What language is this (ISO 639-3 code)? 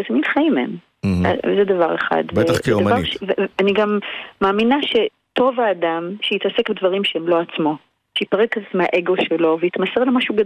heb